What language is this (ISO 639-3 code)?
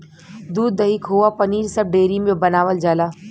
bho